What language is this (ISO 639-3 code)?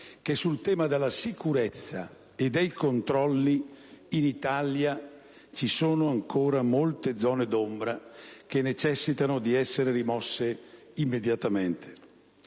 ita